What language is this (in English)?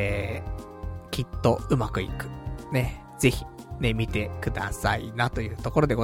Japanese